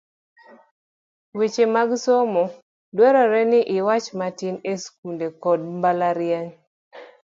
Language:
Luo (Kenya and Tanzania)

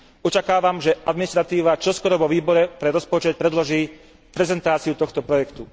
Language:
Slovak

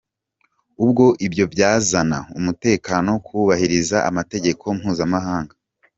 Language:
Kinyarwanda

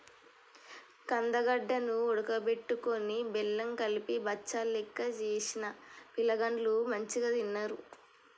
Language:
Telugu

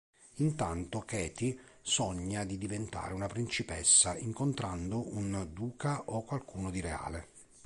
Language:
Italian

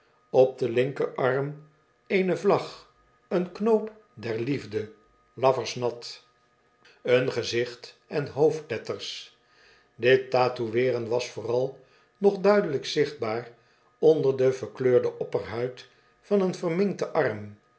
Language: Dutch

